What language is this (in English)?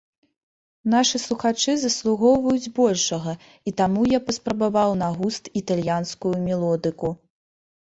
Belarusian